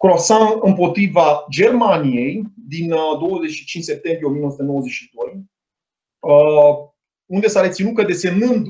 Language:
Romanian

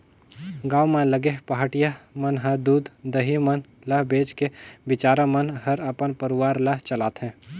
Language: Chhattisgarhi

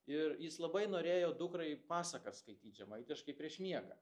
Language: Lithuanian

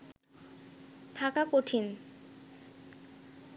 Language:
Bangla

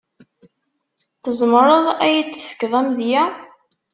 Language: Kabyle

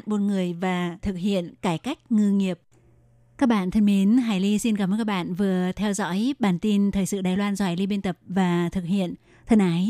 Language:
Vietnamese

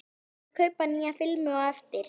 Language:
Icelandic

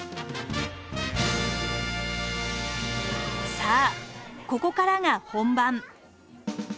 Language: Japanese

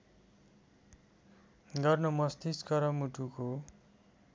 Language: Nepali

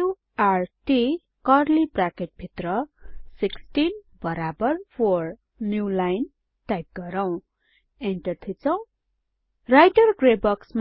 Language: Nepali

